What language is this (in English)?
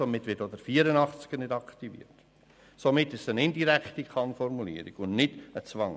Swiss German